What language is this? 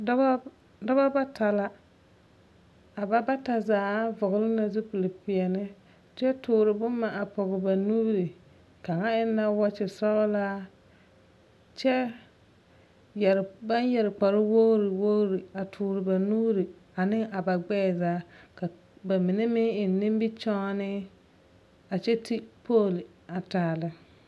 Southern Dagaare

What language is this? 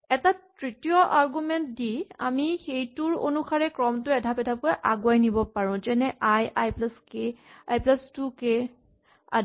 Assamese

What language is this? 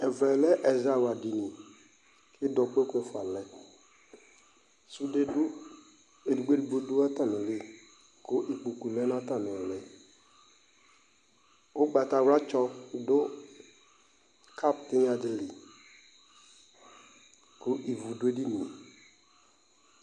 Ikposo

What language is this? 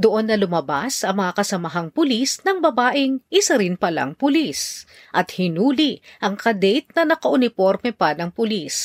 Filipino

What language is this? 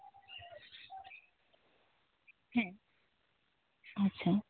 Santali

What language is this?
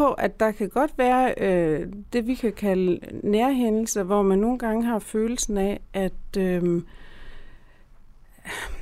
Danish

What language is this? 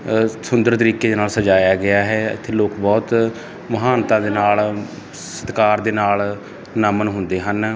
Punjabi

